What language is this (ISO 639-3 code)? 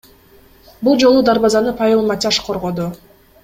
kir